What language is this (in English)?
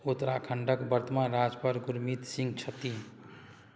Maithili